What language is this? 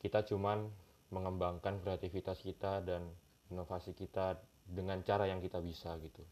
Indonesian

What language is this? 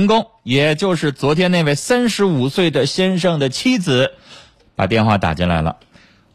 Chinese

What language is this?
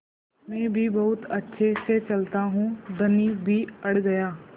Hindi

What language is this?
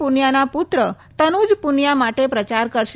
Gujarati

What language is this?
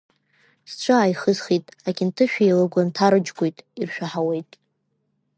Abkhazian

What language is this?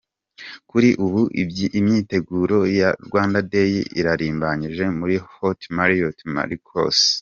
Kinyarwanda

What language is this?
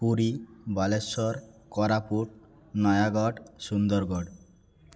Odia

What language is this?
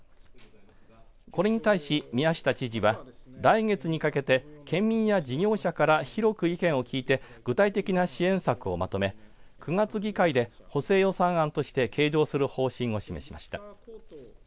Japanese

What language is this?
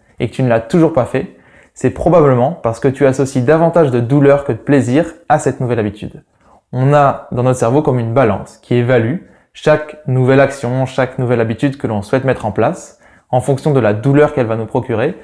French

